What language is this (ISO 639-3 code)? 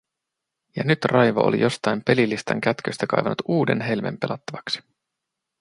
fin